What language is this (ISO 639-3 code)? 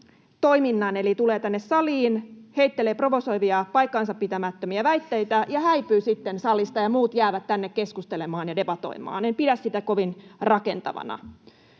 fin